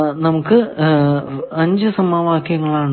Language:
Malayalam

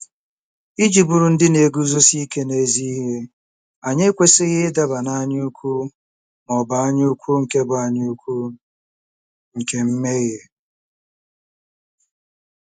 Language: Igbo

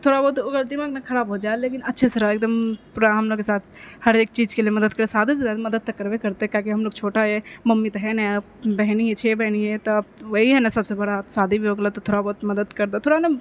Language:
Maithili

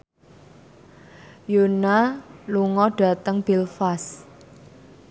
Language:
Javanese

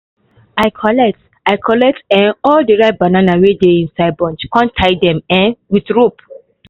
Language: Nigerian Pidgin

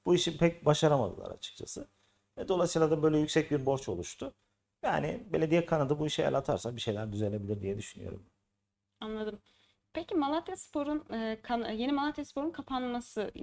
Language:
Turkish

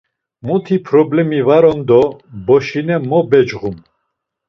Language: Laz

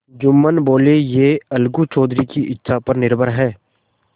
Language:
Hindi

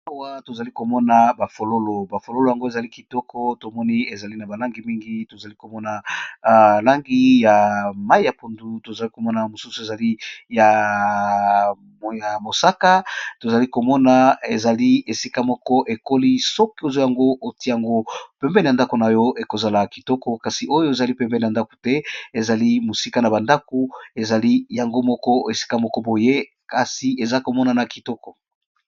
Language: Lingala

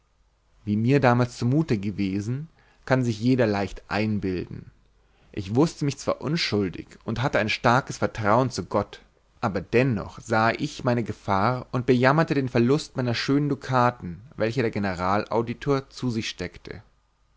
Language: German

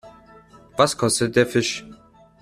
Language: German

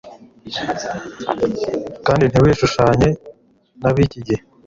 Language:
Kinyarwanda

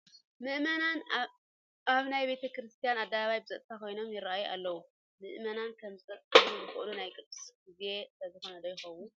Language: Tigrinya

